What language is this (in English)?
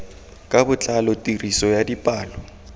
Tswana